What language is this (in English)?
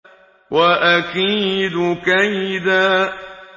Arabic